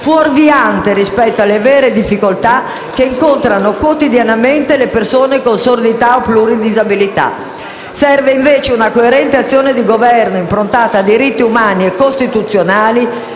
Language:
Italian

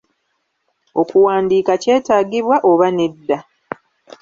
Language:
Ganda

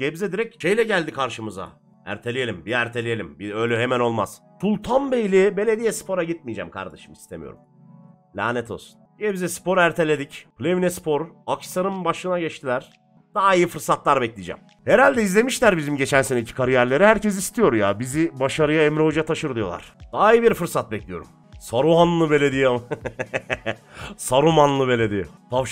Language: Turkish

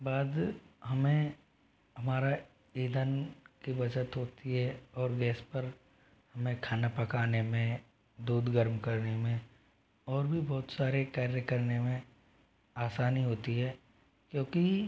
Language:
Hindi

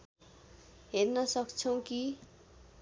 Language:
Nepali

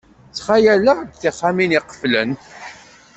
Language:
Kabyle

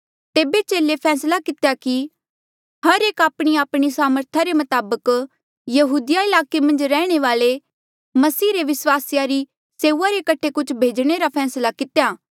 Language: Mandeali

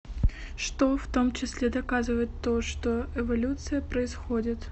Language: Russian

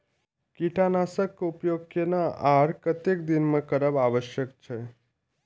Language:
Maithili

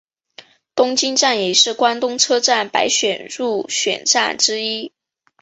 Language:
Chinese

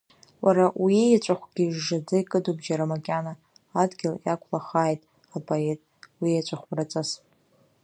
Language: Abkhazian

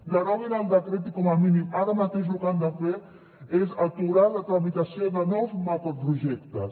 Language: Catalan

